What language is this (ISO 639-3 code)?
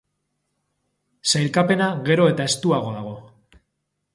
eus